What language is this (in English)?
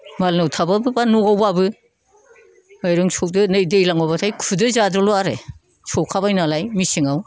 Bodo